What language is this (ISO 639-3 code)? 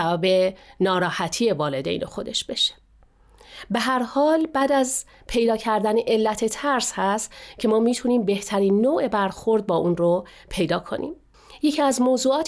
fas